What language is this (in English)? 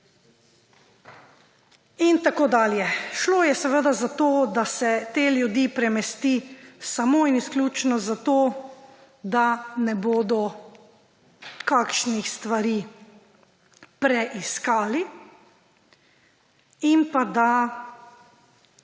Slovenian